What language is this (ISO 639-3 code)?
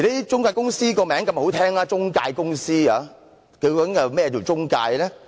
yue